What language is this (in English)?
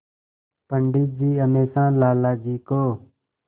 Hindi